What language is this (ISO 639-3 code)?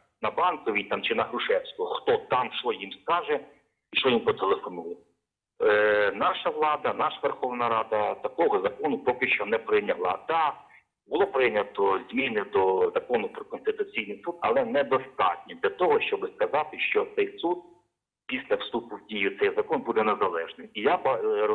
ukr